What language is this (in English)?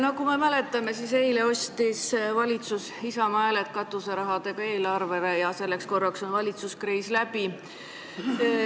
Estonian